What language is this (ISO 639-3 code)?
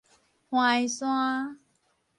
nan